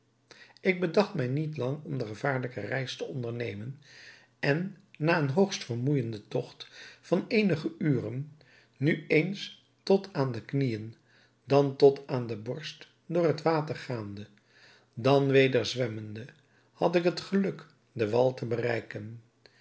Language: Dutch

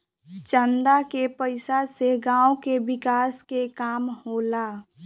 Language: Bhojpuri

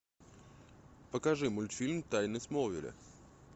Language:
Russian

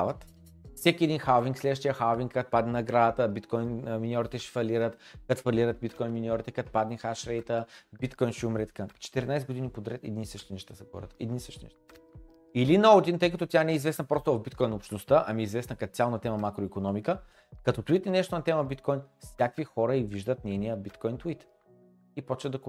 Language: Bulgarian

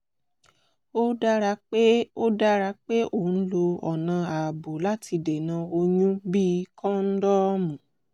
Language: Yoruba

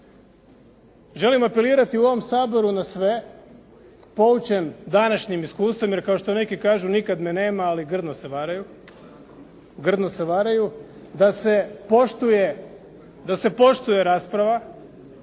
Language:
Croatian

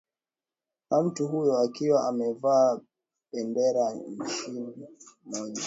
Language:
Swahili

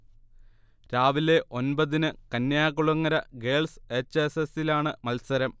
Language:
Malayalam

